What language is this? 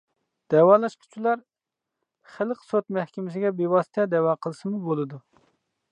Uyghur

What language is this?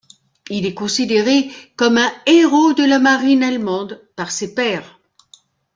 French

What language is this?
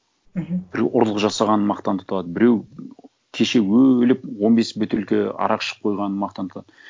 Kazakh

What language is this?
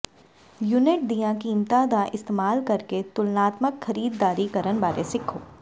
Punjabi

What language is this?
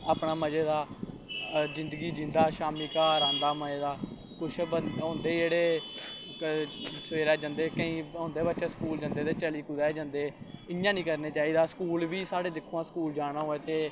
Dogri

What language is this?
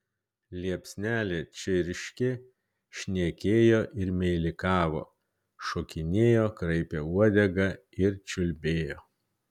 Lithuanian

